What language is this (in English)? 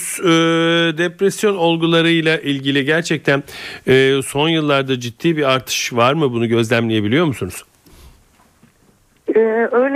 Turkish